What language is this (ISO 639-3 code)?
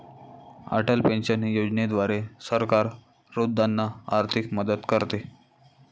mar